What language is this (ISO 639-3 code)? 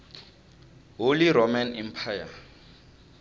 tso